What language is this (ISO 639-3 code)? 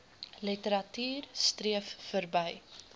afr